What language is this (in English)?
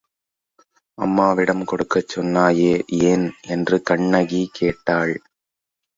Tamil